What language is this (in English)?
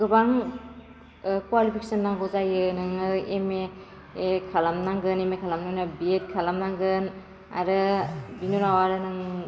Bodo